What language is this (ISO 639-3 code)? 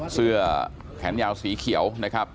tha